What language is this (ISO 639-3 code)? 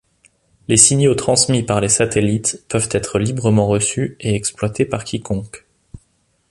fra